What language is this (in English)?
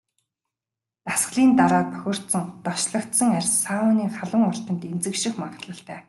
Mongolian